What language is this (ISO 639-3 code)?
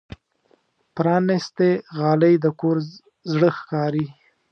pus